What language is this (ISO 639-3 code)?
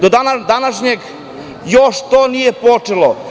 srp